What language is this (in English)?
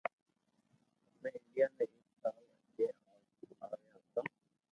Loarki